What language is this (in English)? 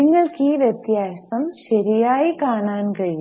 Malayalam